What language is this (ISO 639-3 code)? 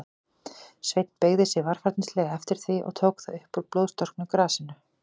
isl